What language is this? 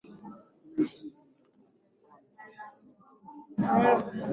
Swahili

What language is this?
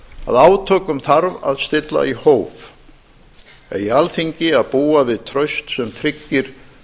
Icelandic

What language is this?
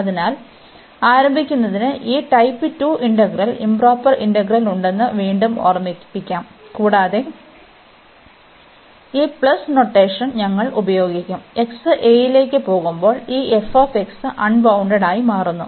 Malayalam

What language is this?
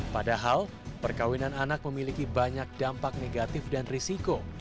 Indonesian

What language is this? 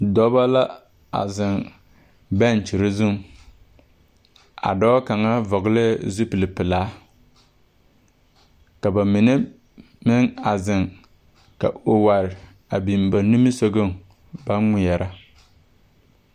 Southern Dagaare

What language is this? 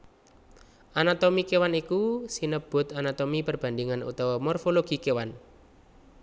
Javanese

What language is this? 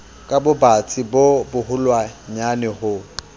Southern Sotho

